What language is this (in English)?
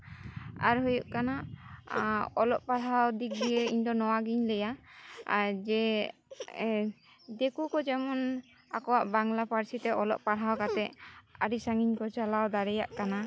Santali